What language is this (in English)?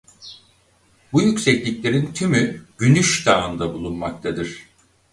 Turkish